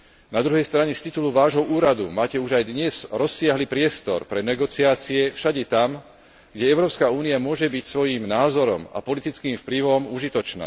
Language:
Slovak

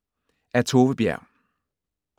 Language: Danish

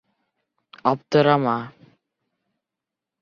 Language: Bashkir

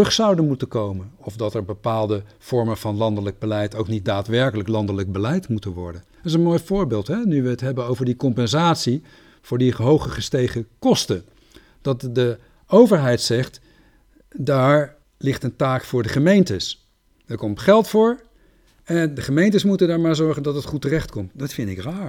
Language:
Dutch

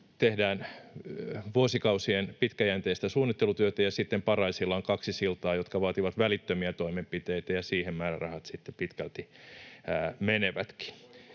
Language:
Finnish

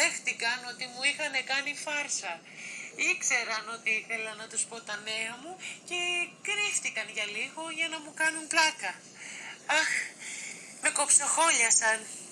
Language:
Greek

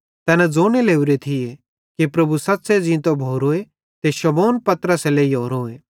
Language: Bhadrawahi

